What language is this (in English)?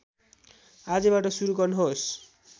Nepali